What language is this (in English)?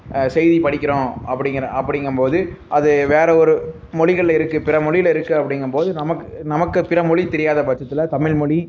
Tamil